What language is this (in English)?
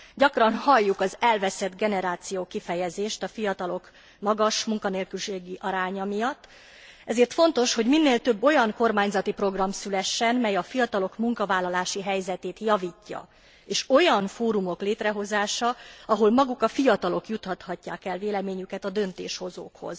Hungarian